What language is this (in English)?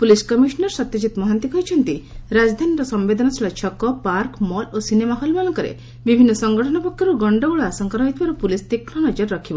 Odia